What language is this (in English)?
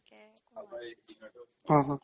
Assamese